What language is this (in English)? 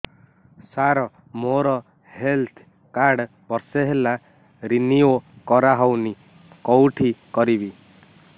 Odia